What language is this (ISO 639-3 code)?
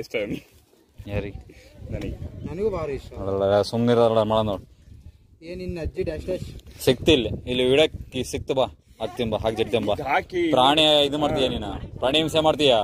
ron